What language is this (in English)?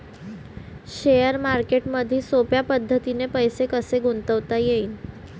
Marathi